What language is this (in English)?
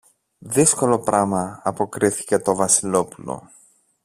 Greek